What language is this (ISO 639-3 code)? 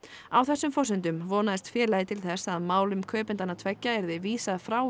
isl